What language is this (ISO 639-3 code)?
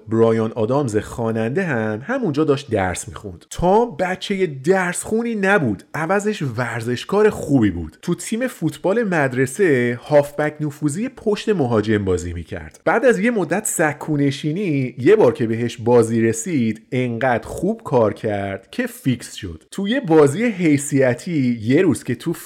fas